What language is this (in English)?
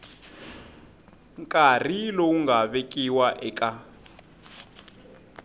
Tsonga